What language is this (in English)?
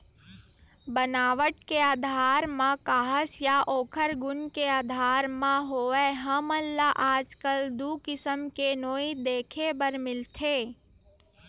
Chhattisgarhi